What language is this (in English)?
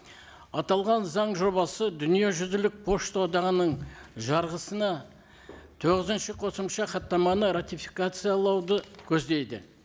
Kazakh